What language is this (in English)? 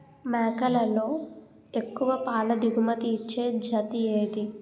Telugu